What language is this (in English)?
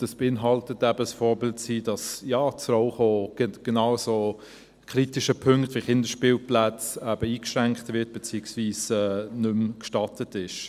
Swiss German